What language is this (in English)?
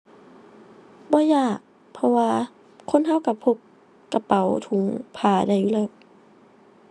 Thai